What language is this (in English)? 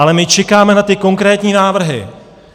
Czech